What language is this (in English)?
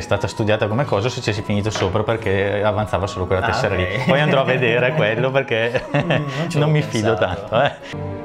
Italian